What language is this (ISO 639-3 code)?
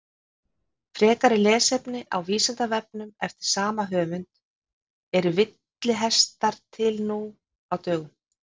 isl